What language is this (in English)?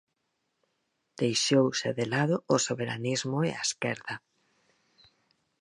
Galician